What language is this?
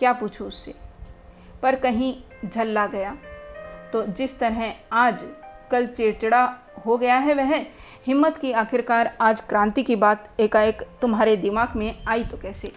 Hindi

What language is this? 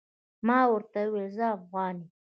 Pashto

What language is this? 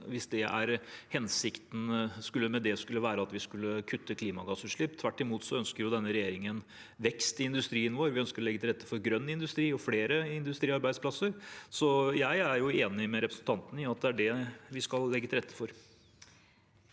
Norwegian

